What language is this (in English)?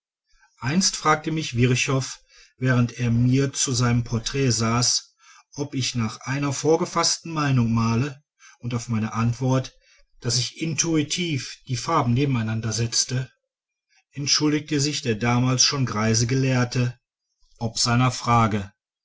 German